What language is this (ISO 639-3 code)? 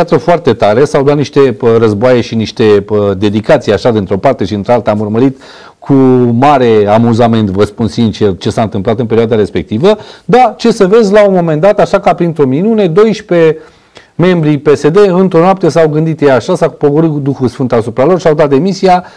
ron